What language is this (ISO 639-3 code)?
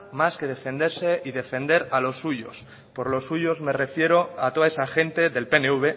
spa